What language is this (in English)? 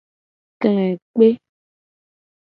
Gen